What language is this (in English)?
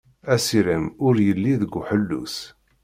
Kabyle